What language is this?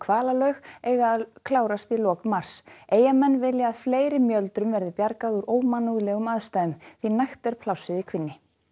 Icelandic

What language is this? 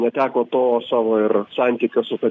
Lithuanian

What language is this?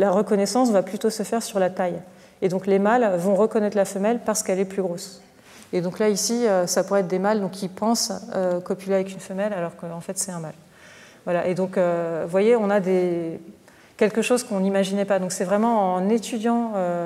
French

